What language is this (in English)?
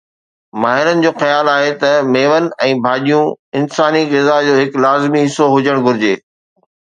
Sindhi